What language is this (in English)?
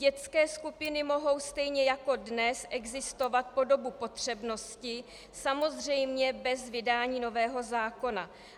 Czech